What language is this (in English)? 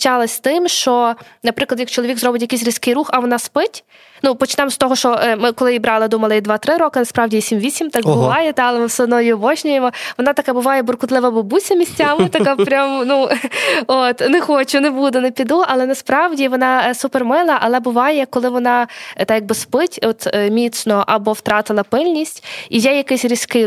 Ukrainian